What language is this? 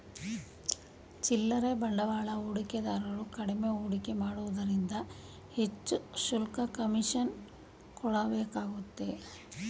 Kannada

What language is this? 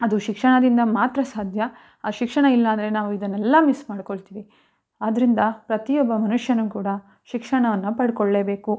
Kannada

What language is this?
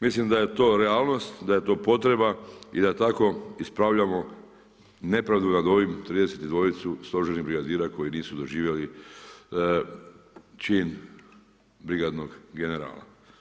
Croatian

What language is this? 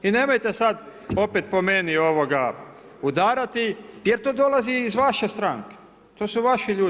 Croatian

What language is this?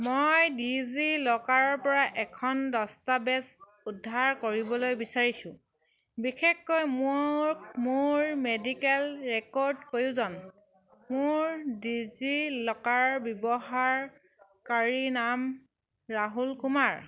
Assamese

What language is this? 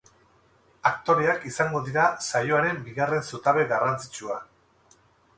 Basque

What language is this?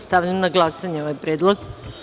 Serbian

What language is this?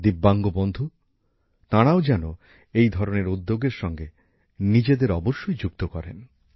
Bangla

